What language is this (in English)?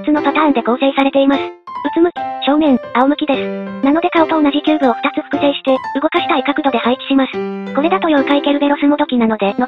Japanese